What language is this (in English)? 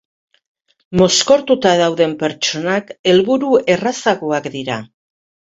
Basque